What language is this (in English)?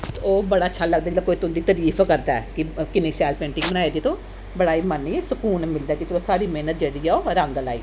Dogri